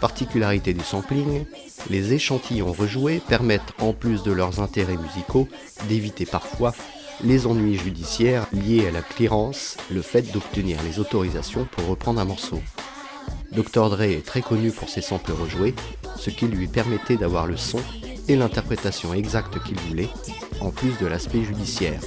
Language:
French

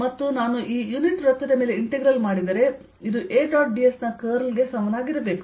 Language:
Kannada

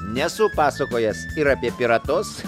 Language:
Lithuanian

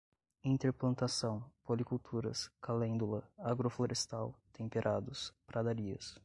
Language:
Portuguese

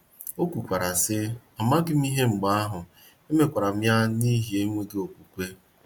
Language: Igbo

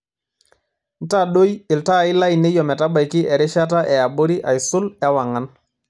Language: Masai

